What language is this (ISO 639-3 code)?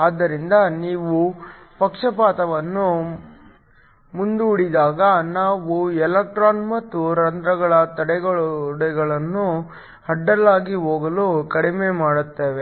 kan